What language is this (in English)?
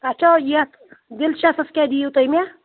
Kashmiri